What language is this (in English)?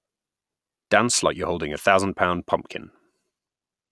English